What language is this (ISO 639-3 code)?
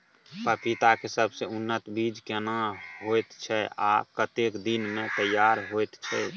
mai